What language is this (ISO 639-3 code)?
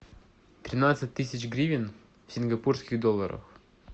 rus